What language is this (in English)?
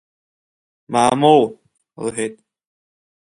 Abkhazian